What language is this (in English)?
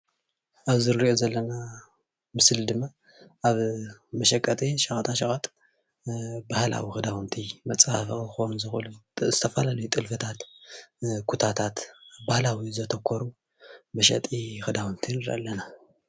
Tigrinya